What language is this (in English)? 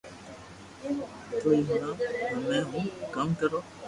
Loarki